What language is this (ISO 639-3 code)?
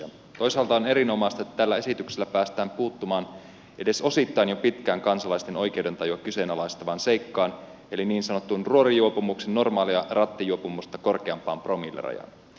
fin